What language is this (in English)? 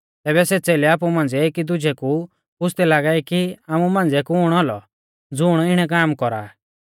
Mahasu Pahari